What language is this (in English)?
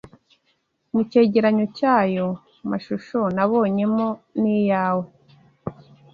Kinyarwanda